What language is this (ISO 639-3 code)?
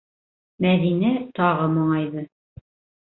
bak